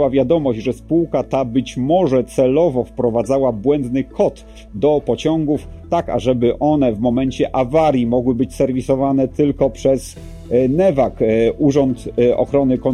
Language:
Polish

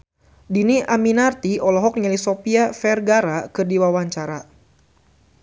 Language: Sundanese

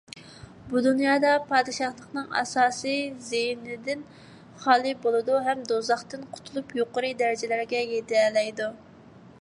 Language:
Uyghur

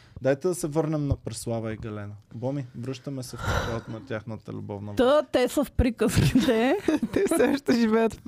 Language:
Bulgarian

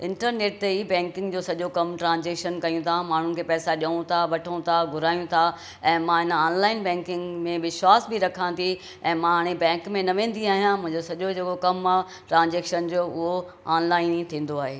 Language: Sindhi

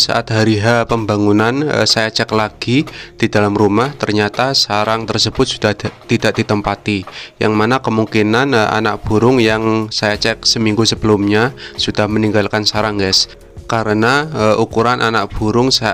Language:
Indonesian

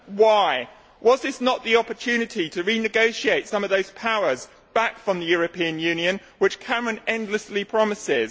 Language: English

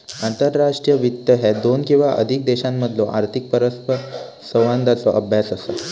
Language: Marathi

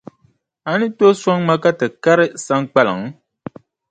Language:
Dagbani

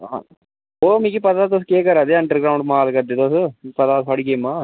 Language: Dogri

